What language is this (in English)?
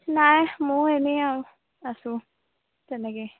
Assamese